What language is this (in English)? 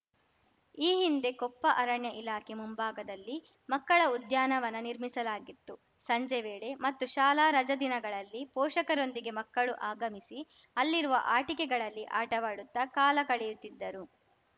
Kannada